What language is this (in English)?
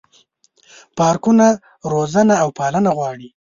Pashto